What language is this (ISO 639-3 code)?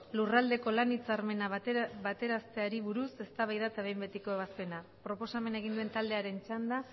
eus